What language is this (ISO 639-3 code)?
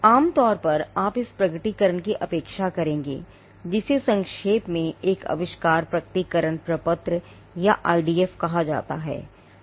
hin